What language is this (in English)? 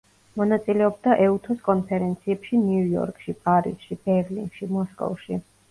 Georgian